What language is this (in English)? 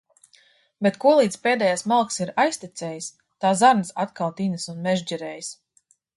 Latvian